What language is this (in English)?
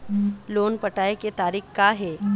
Chhattisgarhi